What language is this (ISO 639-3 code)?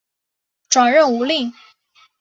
zho